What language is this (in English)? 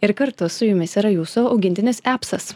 Lithuanian